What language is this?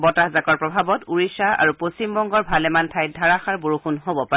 Assamese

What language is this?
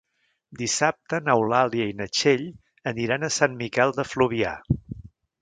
Catalan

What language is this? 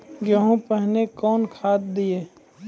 Maithili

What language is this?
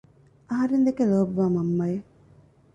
Divehi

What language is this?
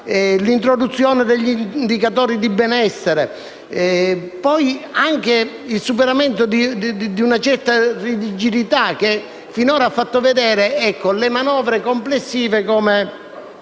Italian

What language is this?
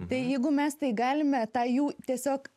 Lithuanian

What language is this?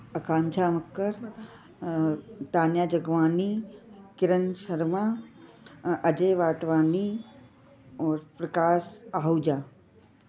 Sindhi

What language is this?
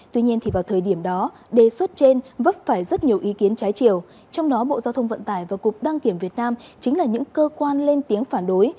Vietnamese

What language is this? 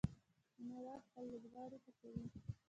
Pashto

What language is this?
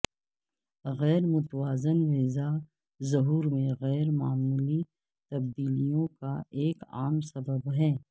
Urdu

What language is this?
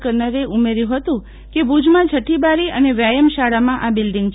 Gujarati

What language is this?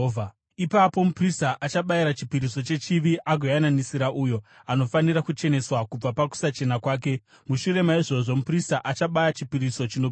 Shona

